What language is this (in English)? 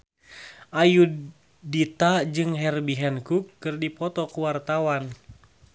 Sundanese